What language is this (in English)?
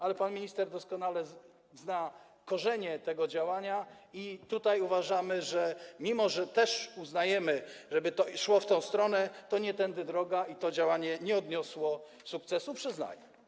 Polish